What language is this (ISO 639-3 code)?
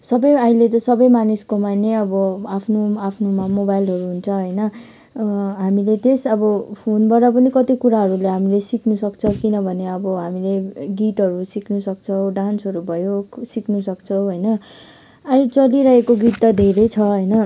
nep